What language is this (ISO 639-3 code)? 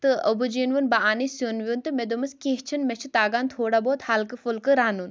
kas